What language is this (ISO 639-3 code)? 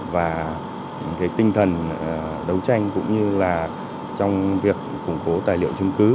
vie